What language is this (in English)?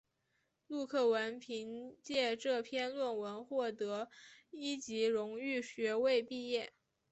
Chinese